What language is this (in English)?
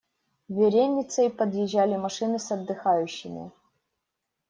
Russian